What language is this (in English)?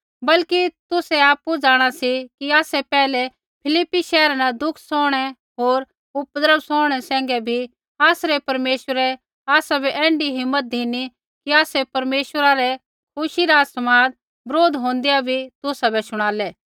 Kullu Pahari